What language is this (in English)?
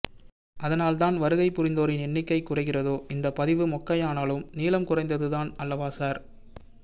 Tamil